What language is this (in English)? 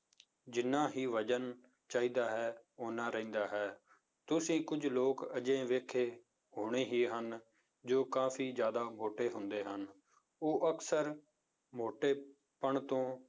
Punjabi